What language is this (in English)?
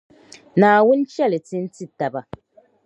Dagbani